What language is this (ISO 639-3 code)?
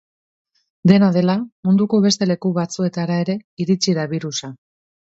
eus